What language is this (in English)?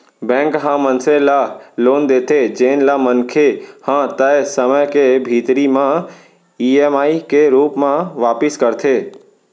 Chhattisgarhi